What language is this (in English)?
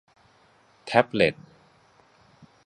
Thai